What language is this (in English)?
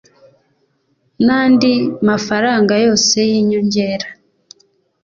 Kinyarwanda